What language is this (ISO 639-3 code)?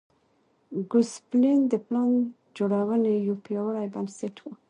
pus